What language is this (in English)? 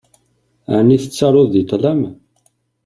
Kabyle